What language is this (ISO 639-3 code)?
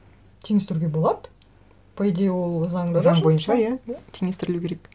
kaz